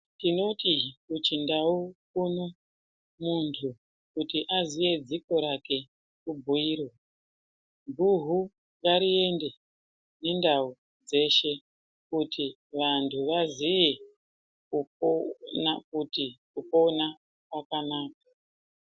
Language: Ndau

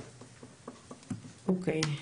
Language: Hebrew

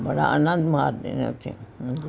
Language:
Punjabi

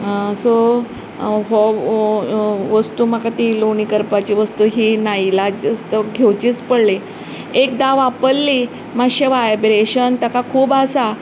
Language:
Konkani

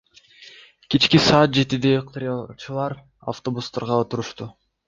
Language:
Kyrgyz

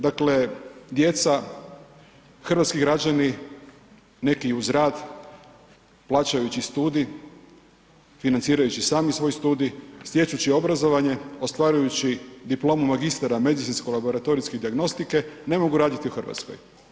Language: Croatian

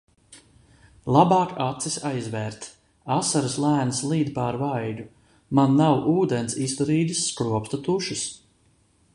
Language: Latvian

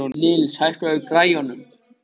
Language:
Icelandic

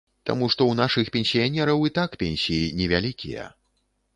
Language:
Belarusian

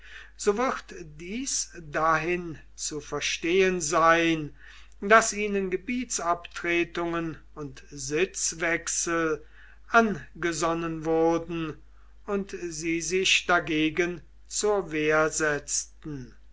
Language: German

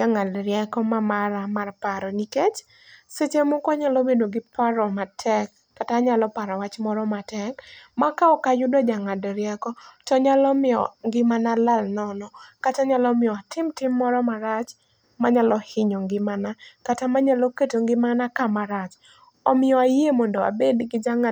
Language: Luo (Kenya and Tanzania)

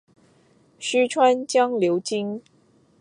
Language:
Chinese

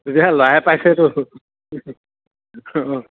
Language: Assamese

